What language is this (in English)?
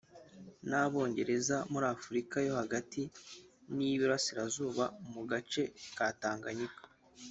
Kinyarwanda